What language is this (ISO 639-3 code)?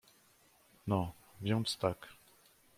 pol